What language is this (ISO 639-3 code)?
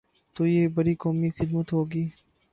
urd